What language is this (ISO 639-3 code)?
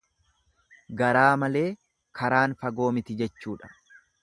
orm